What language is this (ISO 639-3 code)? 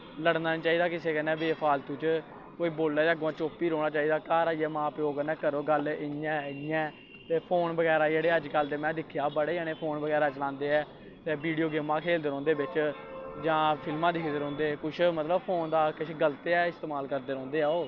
doi